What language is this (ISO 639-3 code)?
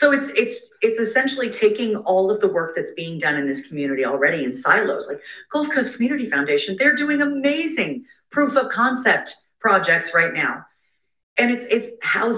eng